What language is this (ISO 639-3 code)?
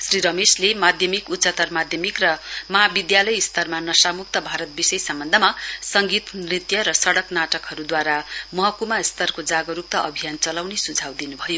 nep